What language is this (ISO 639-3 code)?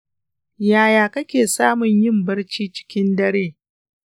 hau